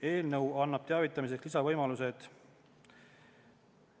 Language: Estonian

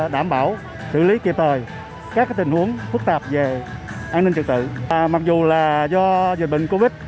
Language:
Vietnamese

